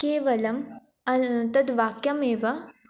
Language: Sanskrit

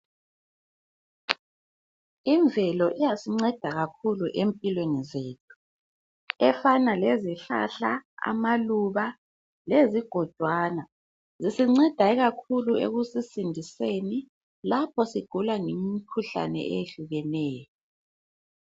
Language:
North Ndebele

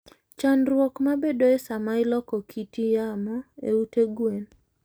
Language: Luo (Kenya and Tanzania)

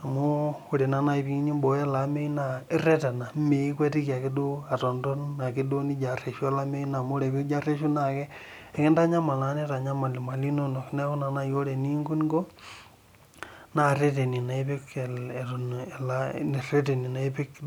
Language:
Masai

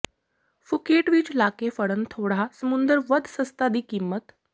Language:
Punjabi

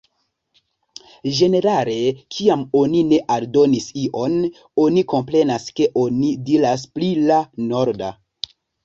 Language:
Esperanto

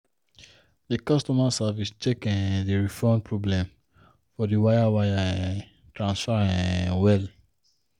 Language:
Nigerian Pidgin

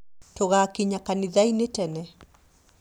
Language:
Kikuyu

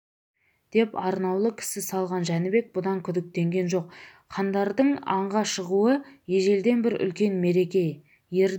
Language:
Kazakh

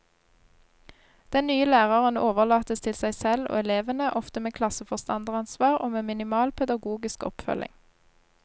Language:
Norwegian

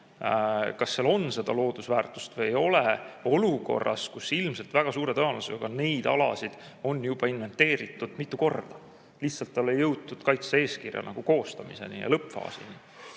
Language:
Estonian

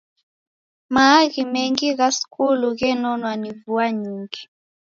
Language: Taita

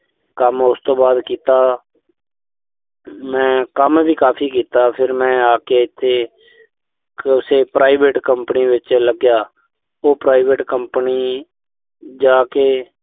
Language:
Punjabi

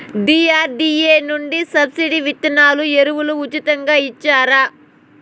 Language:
Telugu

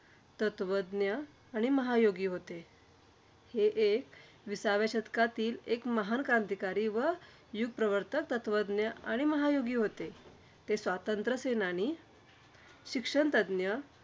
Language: Marathi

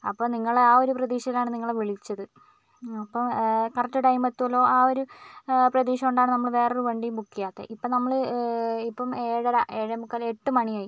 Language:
Malayalam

